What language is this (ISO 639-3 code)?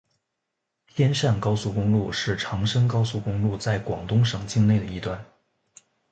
zho